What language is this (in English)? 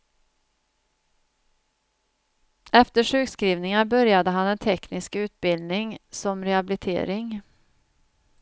Swedish